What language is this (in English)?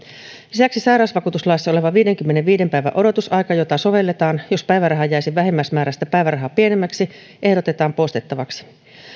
Finnish